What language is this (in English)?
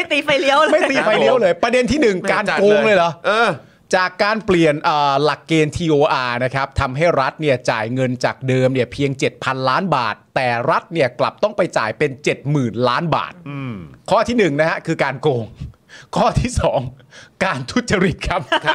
Thai